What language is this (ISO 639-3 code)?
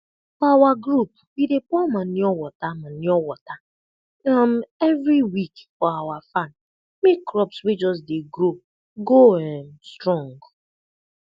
pcm